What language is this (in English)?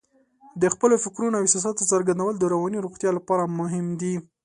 Pashto